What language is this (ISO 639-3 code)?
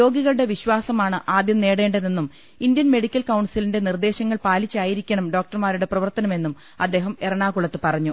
mal